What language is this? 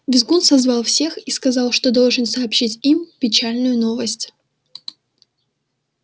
Russian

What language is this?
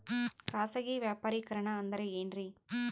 Kannada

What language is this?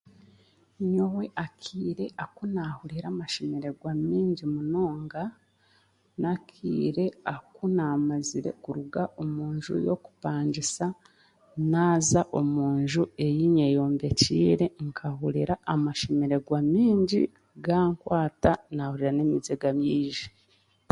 Chiga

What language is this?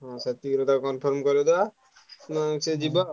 Odia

